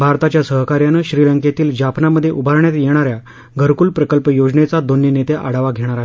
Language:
Marathi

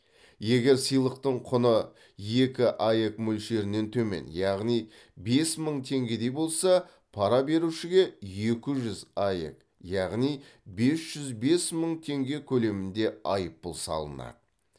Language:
Kazakh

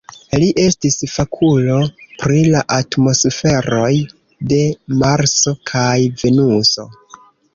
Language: Esperanto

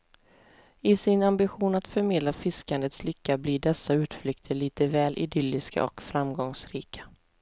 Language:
Swedish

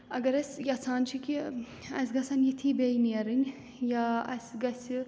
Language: Kashmiri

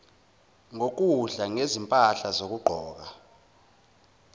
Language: Zulu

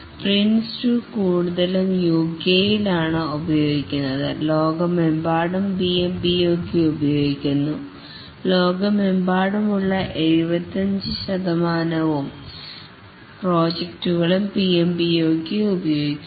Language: Malayalam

